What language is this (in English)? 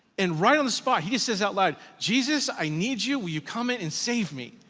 English